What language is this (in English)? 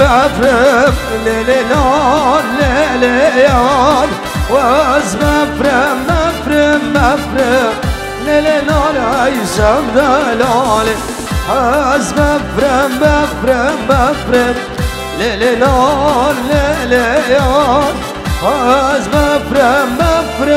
Arabic